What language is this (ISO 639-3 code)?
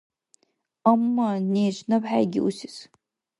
dar